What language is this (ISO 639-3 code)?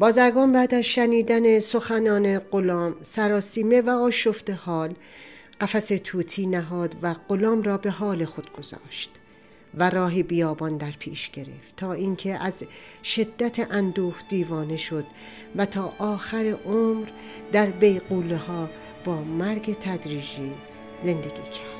fas